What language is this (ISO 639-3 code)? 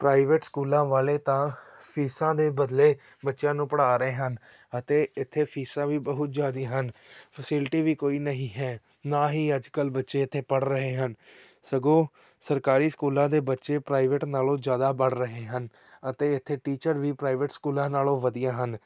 pan